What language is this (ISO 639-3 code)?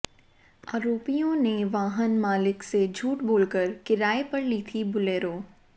hin